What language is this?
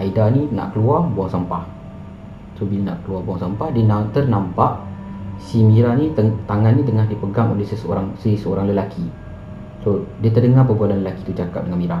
Malay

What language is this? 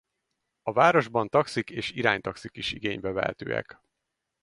Hungarian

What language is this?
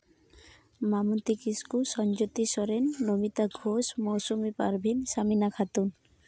Santali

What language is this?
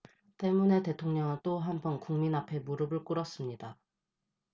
Korean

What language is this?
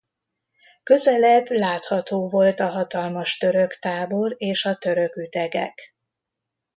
Hungarian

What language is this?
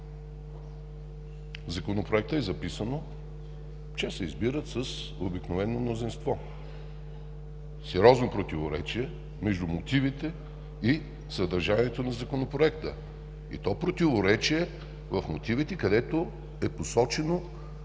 Bulgarian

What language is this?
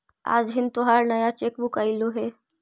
Magahi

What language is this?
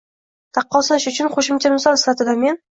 Uzbek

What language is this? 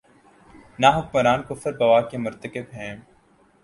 Urdu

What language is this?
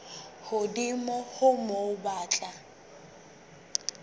Southern Sotho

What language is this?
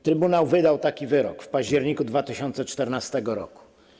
Polish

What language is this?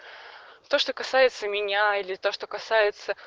Russian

